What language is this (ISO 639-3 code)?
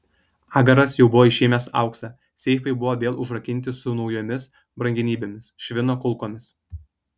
lit